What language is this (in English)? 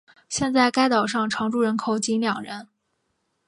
Chinese